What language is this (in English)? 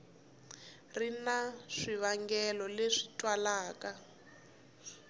Tsonga